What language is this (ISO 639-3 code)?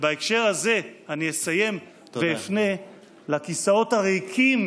heb